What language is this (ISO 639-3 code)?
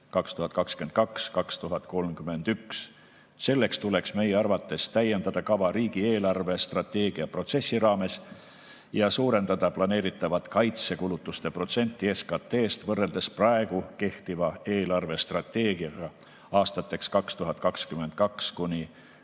est